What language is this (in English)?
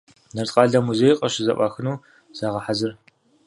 Kabardian